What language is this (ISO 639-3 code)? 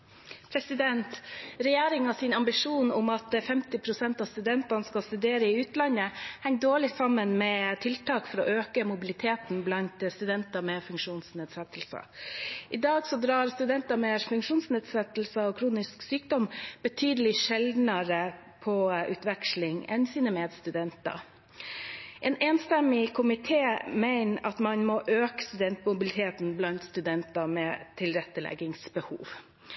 nob